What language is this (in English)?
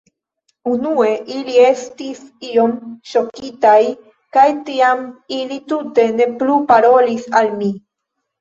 Esperanto